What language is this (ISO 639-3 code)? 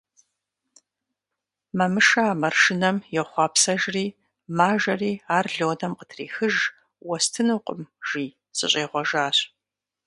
kbd